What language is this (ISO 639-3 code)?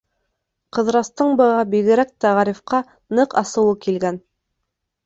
bak